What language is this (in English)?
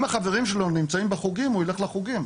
Hebrew